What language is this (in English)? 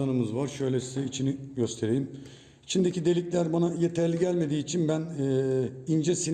Turkish